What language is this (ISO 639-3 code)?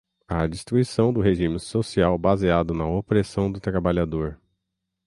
por